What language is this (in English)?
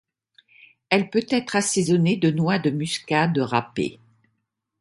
French